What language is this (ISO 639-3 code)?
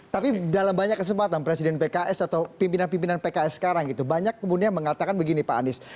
ind